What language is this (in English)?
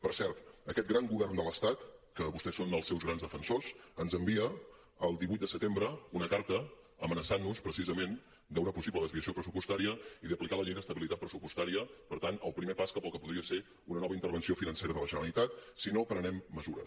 Catalan